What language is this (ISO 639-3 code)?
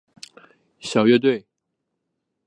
zho